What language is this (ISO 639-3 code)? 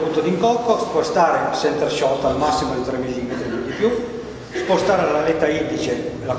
ita